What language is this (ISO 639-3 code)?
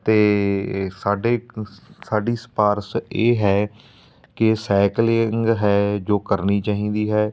pan